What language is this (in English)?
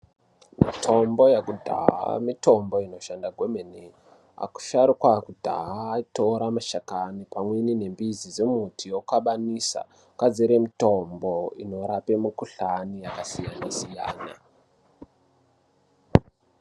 Ndau